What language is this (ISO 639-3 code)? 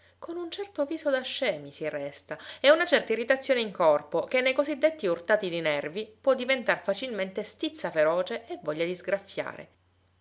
ita